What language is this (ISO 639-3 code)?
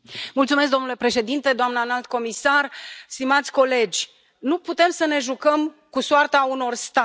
ron